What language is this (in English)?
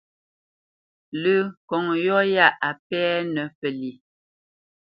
Bamenyam